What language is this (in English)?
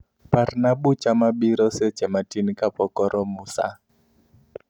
Luo (Kenya and Tanzania)